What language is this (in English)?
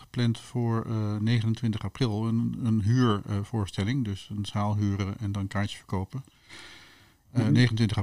Dutch